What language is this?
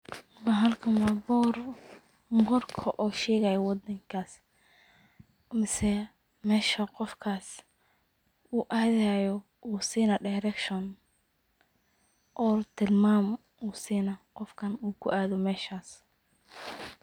Somali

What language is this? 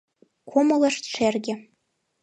Mari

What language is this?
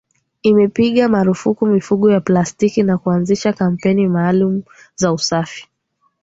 Swahili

